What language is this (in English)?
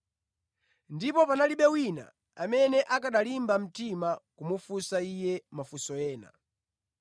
Nyanja